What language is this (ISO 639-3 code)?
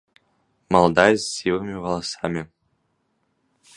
bel